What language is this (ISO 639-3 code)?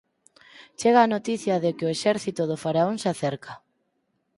glg